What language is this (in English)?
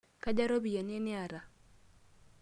Masai